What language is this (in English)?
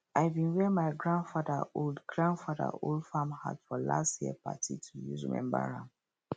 Nigerian Pidgin